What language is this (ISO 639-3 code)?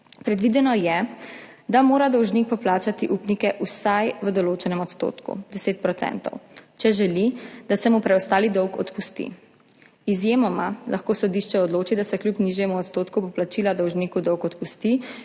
slv